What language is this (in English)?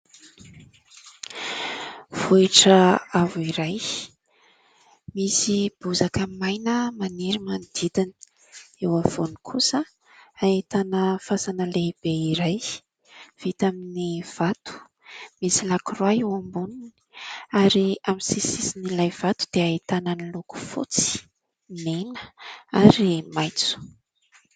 Malagasy